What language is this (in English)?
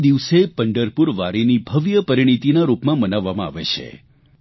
Gujarati